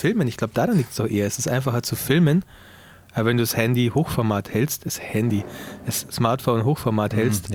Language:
German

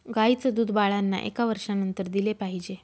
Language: Marathi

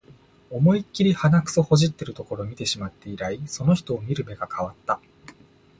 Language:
Japanese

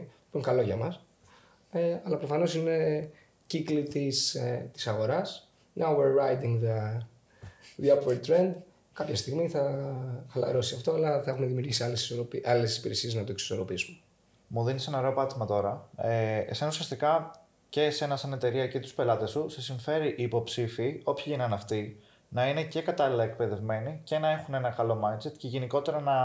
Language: Greek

